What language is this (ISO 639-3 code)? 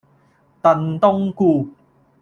yue